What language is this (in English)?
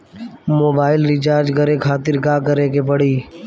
Bhojpuri